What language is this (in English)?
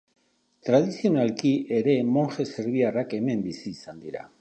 Basque